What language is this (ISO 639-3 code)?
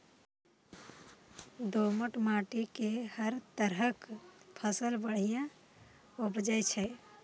mai